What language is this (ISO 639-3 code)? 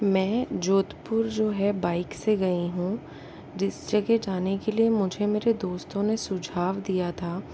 hin